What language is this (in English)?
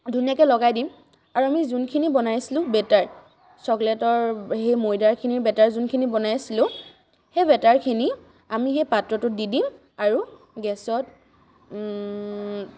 Assamese